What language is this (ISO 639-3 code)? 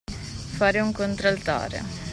ita